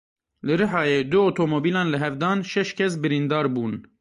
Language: Kurdish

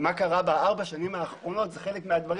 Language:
Hebrew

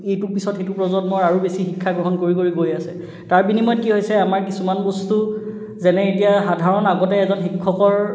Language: Assamese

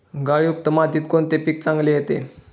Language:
Marathi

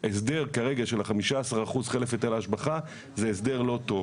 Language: Hebrew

